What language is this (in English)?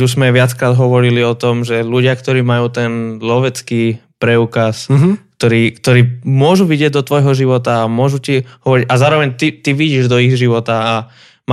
Slovak